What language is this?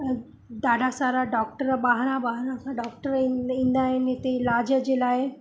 Sindhi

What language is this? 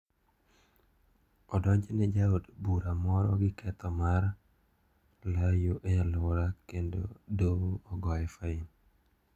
Luo (Kenya and Tanzania)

